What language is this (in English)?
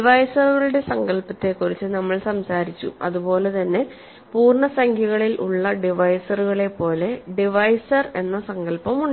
Malayalam